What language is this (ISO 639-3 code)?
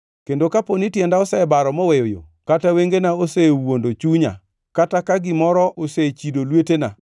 luo